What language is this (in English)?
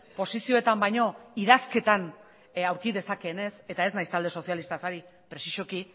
Basque